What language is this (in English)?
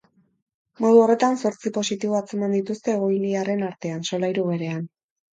Basque